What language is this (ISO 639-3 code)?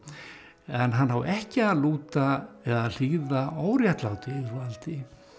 isl